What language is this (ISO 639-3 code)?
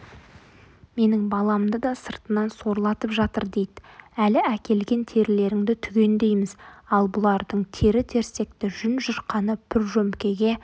kaz